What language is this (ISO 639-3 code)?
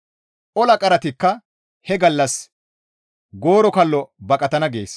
gmv